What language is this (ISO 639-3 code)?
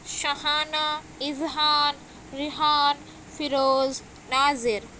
urd